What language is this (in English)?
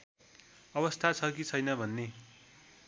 Nepali